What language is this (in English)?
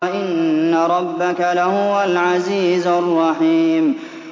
Arabic